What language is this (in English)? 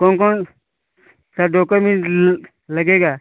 Hindi